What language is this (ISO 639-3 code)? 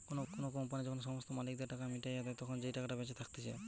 ben